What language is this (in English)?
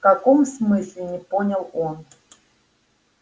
Russian